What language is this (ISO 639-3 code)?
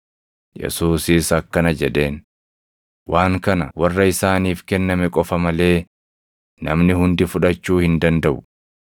orm